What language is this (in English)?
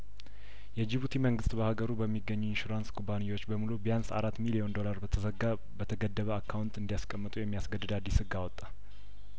Amharic